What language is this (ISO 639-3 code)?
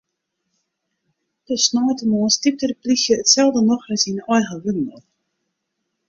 fry